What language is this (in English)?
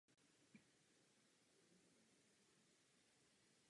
Czech